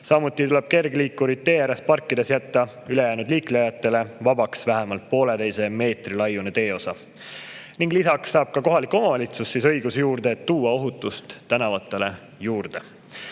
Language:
Estonian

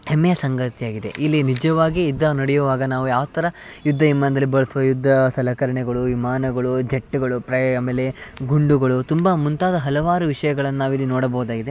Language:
Kannada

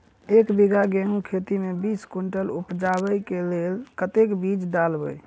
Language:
Maithili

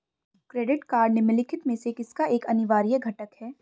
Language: Hindi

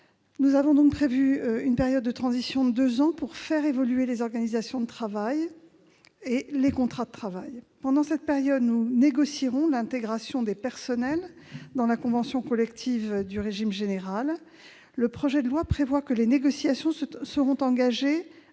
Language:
French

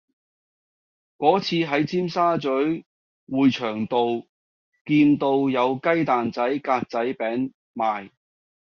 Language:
Cantonese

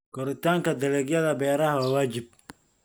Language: Somali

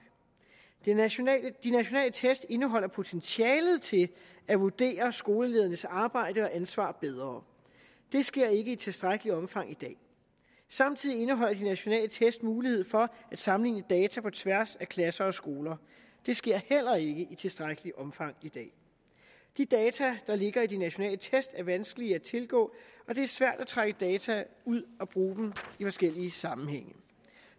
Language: Danish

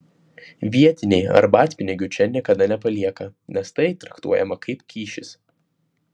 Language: Lithuanian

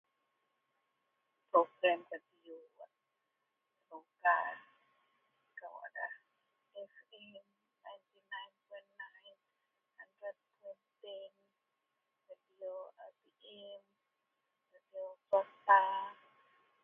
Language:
Central Melanau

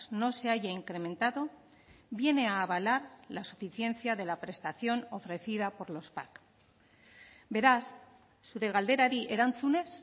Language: Spanish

